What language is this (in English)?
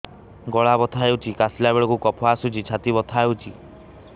Odia